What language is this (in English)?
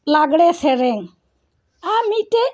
Santali